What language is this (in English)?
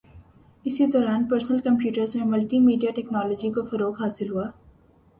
Urdu